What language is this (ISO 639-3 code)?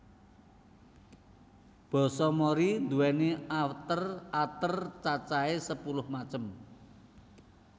jav